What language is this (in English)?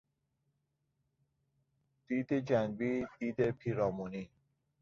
Persian